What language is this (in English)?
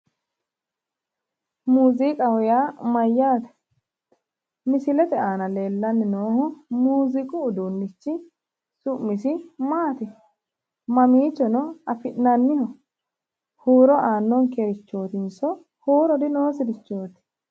Sidamo